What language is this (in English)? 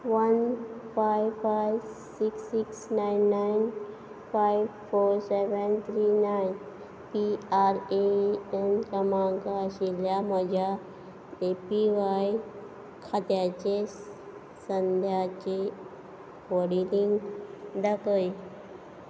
Konkani